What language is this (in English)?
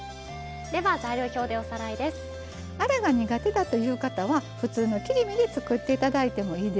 Japanese